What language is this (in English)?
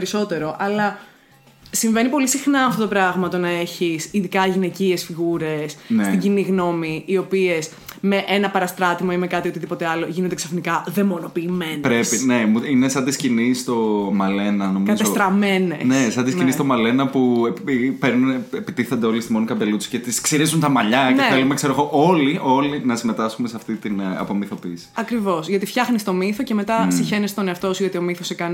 Greek